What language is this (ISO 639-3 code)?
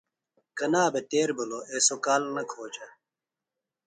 phl